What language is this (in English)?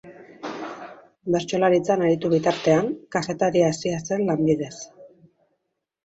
Basque